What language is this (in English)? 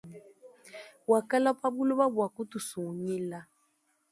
Luba-Lulua